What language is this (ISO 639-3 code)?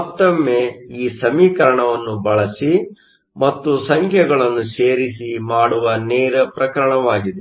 kan